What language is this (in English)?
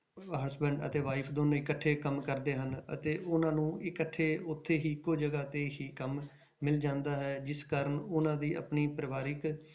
Punjabi